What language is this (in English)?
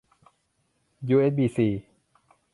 Thai